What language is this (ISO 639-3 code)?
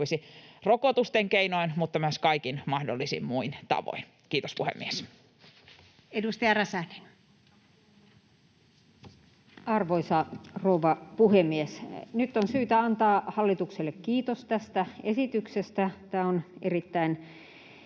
fin